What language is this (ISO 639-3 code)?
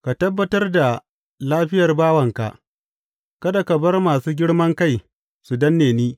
hau